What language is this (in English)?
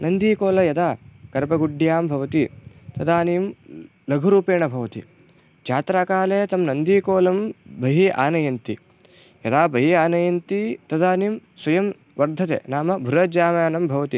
Sanskrit